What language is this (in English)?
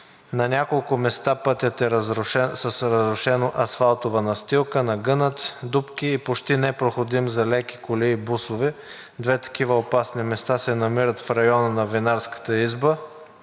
Bulgarian